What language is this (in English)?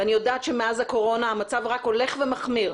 Hebrew